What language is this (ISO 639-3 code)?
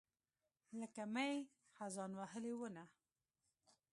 pus